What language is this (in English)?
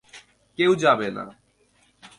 Bangla